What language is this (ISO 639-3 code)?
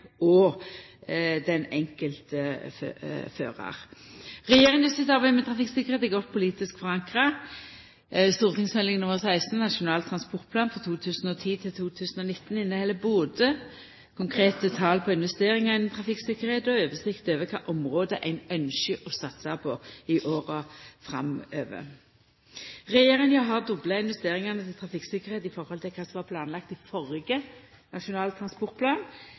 nno